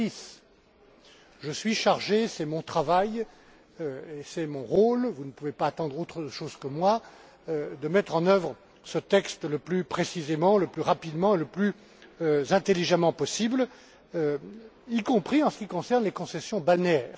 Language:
French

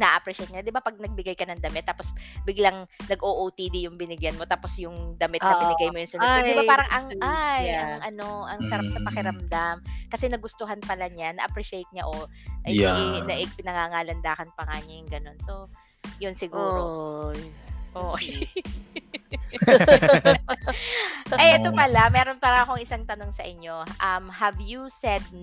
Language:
Filipino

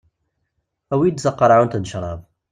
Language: Kabyle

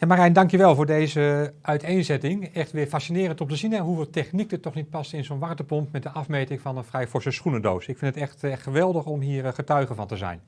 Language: Dutch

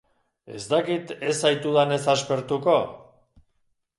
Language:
Basque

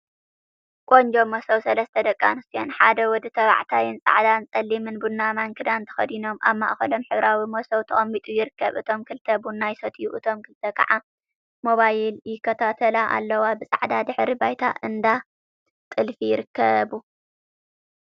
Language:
Tigrinya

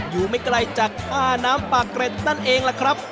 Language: Thai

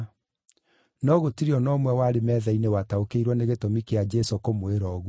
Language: Kikuyu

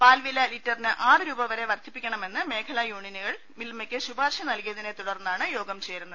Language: Malayalam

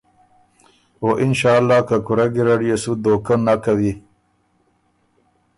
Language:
Ormuri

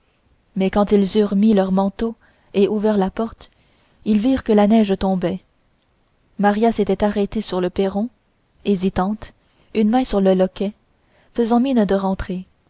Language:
French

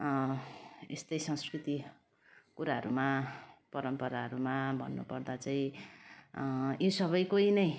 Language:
Nepali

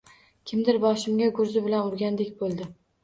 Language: Uzbek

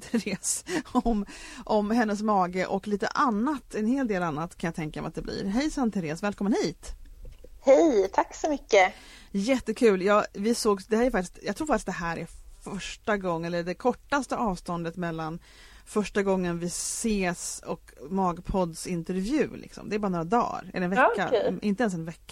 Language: Swedish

